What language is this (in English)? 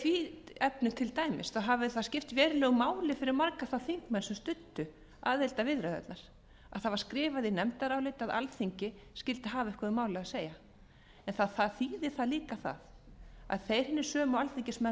Icelandic